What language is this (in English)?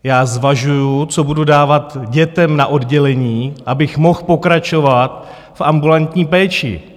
Czech